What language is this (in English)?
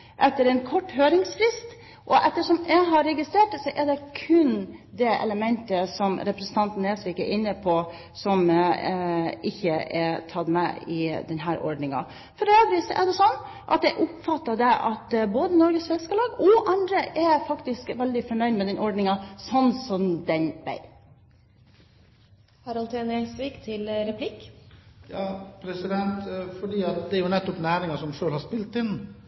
Norwegian Bokmål